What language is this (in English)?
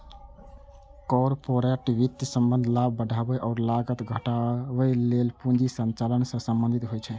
Maithili